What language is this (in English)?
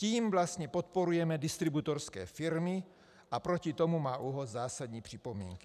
Czech